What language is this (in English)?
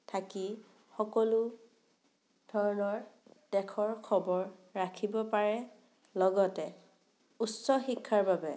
Assamese